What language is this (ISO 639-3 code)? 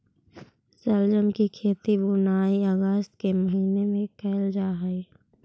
mag